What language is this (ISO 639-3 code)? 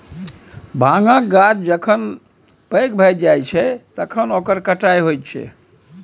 mai